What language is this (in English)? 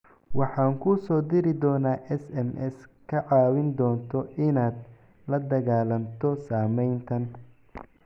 Somali